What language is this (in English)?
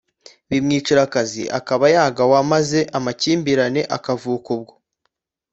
Kinyarwanda